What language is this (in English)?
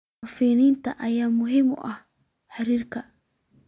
Somali